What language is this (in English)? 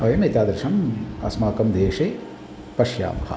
Sanskrit